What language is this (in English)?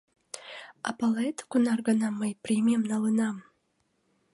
Mari